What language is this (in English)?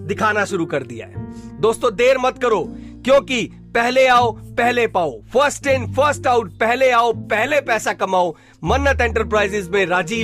Hindi